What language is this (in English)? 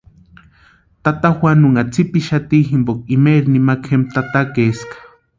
Western Highland Purepecha